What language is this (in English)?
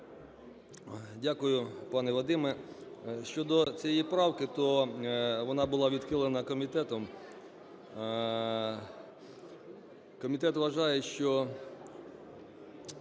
Ukrainian